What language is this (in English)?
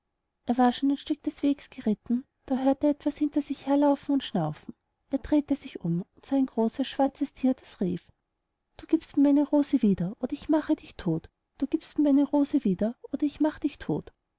German